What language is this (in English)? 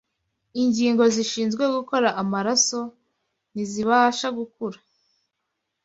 Kinyarwanda